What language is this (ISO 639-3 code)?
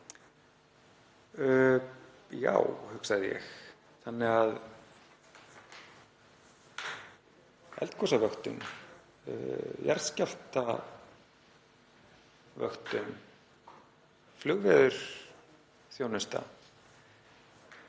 isl